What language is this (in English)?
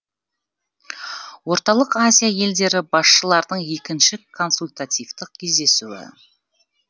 Kazakh